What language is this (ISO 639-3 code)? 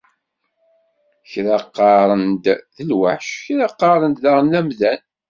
kab